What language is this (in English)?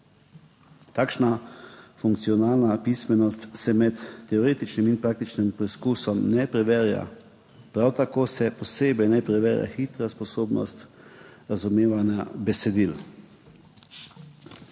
Slovenian